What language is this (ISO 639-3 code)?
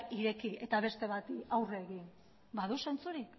eus